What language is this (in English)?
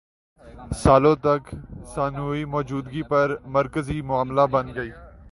Urdu